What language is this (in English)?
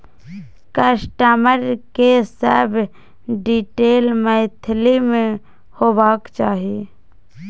Maithili